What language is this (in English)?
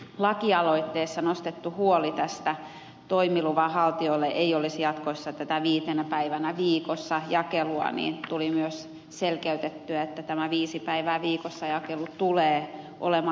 Finnish